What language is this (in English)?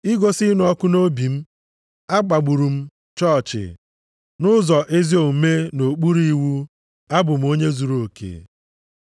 Igbo